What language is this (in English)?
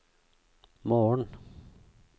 Norwegian